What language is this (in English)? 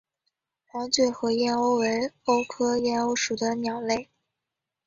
Chinese